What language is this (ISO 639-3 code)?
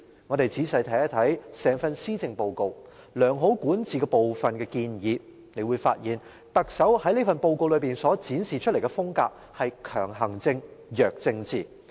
yue